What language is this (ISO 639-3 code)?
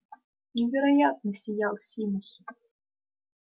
rus